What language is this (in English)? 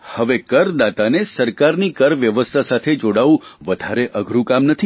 Gujarati